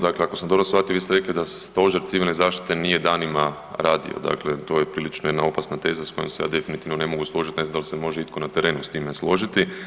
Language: Croatian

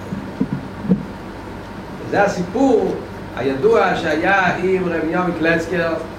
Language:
Hebrew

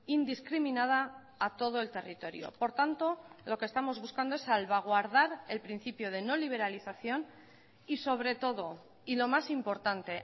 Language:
Spanish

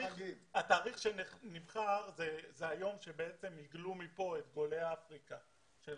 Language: Hebrew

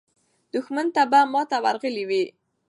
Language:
Pashto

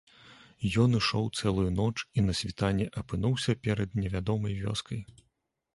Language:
Belarusian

